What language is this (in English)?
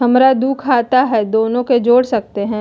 Magahi